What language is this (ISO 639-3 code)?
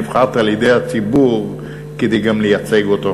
heb